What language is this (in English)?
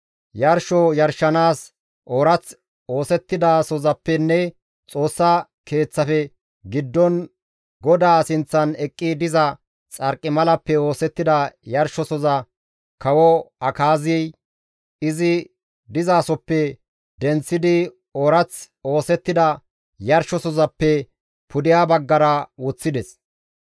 Gamo